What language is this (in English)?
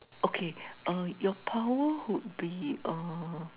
English